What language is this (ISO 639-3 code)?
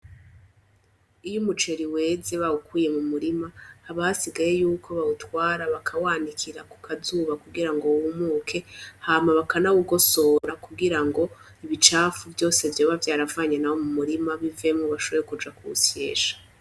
run